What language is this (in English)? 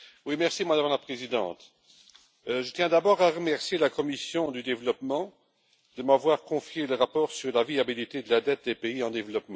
French